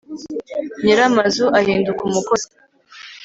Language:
Kinyarwanda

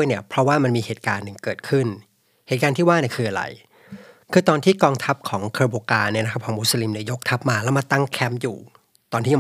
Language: Thai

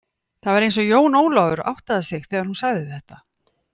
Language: Icelandic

